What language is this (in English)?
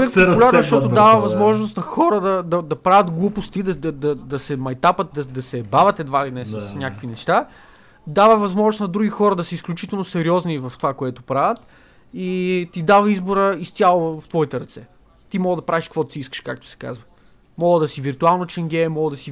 Bulgarian